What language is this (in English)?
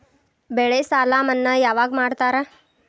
Kannada